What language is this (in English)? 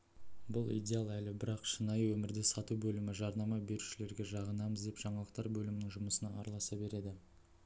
Kazakh